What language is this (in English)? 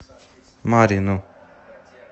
Russian